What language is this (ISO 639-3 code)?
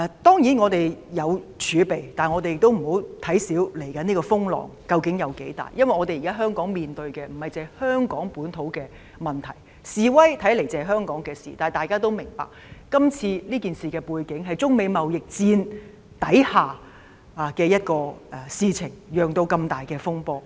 yue